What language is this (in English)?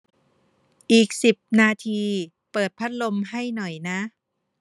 Thai